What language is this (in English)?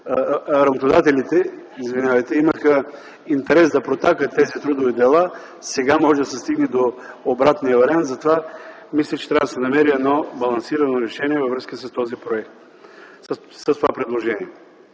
Bulgarian